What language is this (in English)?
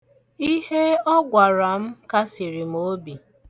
Igbo